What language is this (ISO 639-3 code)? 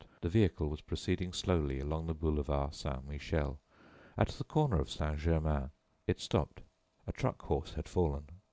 eng